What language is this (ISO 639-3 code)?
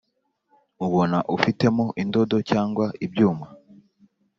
kin